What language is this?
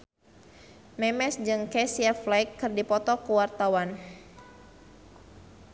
Sundanese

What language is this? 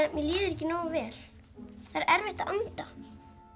Icelandic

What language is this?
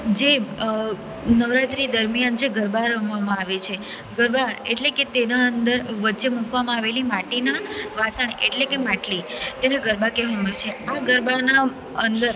Gujarati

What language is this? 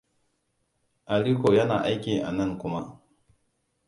Hausa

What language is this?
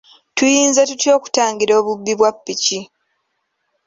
Ganda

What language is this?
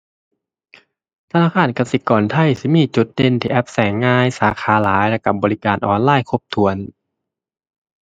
Thai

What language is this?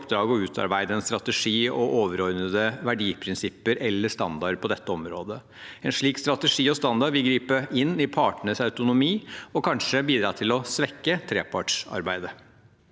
Norwegian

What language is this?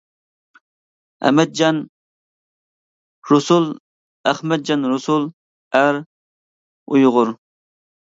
Uyghur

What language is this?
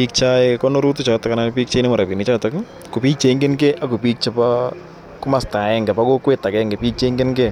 Kalenjin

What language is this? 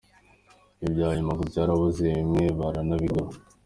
Kinyarwanda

